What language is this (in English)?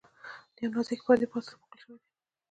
Pashto